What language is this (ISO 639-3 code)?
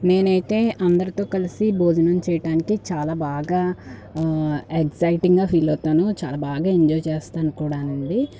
tel